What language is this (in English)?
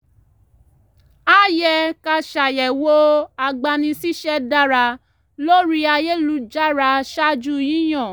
Yoruba